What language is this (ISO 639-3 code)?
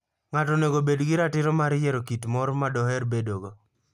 luo